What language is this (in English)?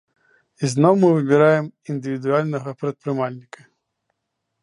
Belarusian